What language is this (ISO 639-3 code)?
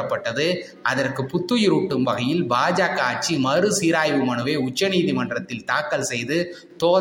tam